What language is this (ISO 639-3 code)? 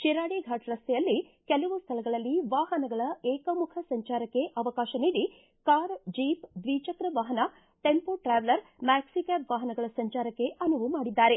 kan